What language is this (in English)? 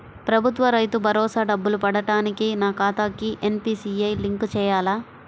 Telugu